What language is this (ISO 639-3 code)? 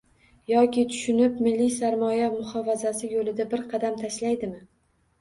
uzb